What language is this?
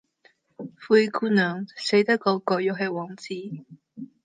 Cantonese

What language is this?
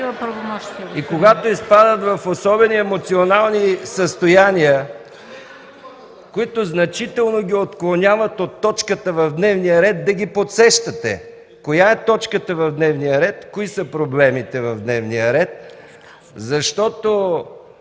Bulgarian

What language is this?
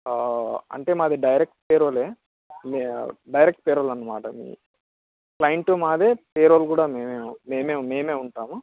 Telugu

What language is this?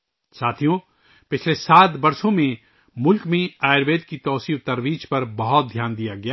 Urdu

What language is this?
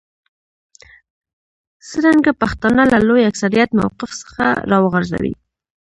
Pashto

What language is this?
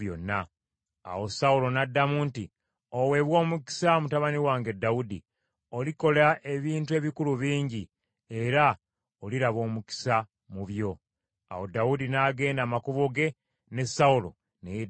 Ganda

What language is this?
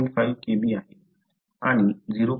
Marathi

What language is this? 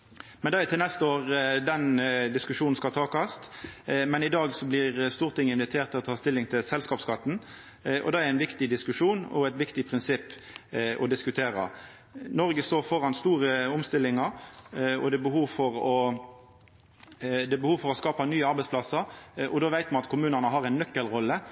Norwegian Nynorsk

